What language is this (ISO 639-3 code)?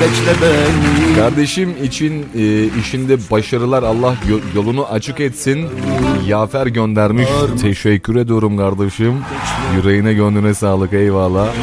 tur